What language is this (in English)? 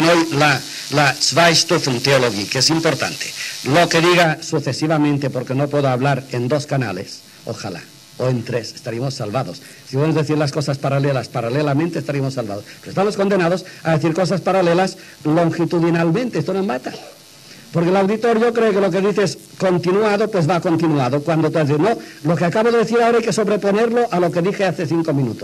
Spanish